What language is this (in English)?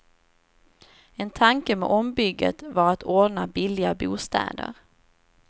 Swedish